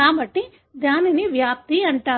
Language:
Telugu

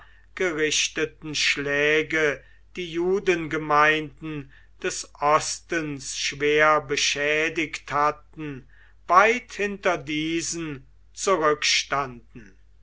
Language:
German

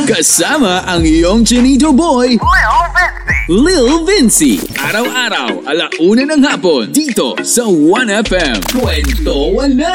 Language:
Filipino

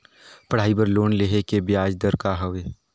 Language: Chhattisgarhi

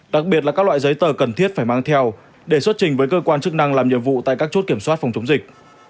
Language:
Vietnamese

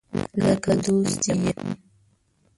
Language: Pashto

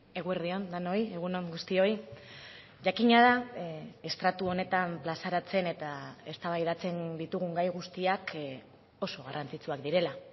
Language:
Basque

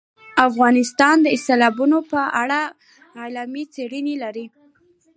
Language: Pashto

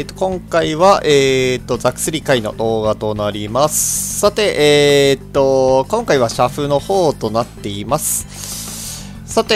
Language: Japanese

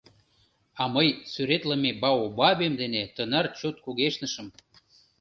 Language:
Mari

